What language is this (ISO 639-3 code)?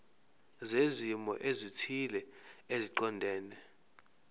zul